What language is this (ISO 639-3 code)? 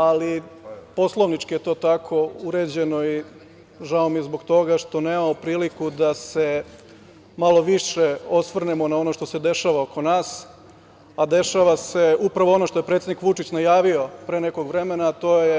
srp